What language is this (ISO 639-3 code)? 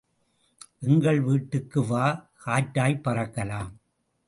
tam